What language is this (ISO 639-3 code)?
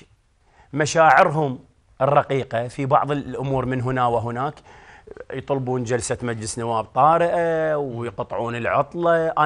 ara